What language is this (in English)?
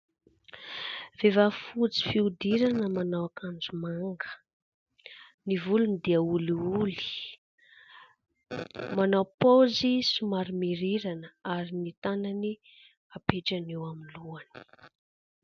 Malagasy